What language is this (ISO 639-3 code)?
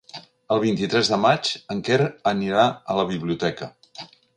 cat